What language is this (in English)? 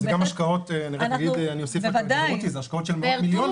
Hebrew